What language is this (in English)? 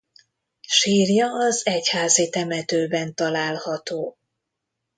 Hungarian